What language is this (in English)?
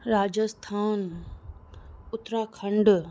Sindhi